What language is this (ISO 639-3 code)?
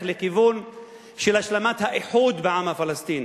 heb